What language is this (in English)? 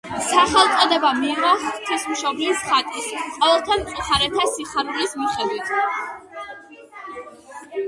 Georgian